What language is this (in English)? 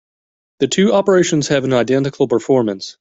English